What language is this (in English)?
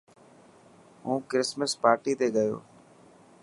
Dhatki